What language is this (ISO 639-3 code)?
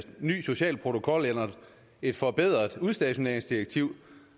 dan